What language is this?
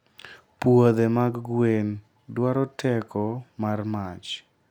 Luo (Kenya and Tanzania)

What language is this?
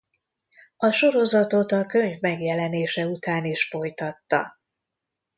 Hungarian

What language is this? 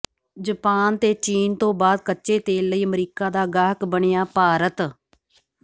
Punjabi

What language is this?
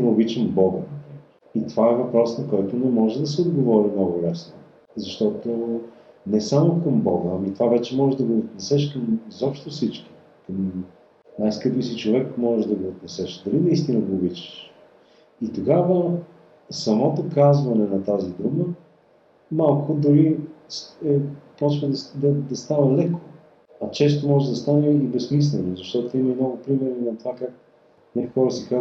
Bulgarian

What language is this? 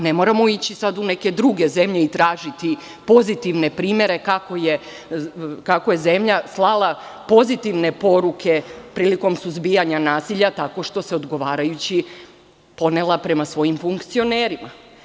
Serbian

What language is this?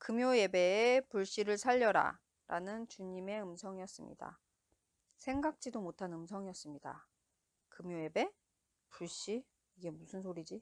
Korean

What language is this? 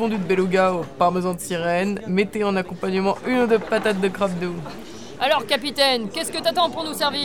French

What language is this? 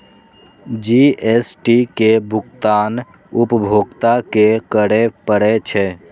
Maithili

